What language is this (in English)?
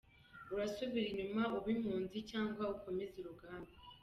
Kinyarwanda